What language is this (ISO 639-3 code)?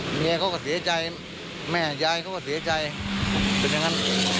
tha